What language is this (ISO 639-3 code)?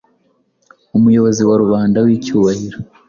kin